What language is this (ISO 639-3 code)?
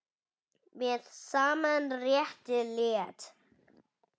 isl